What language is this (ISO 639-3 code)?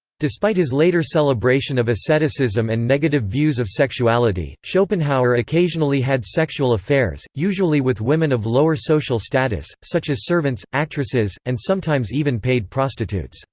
eng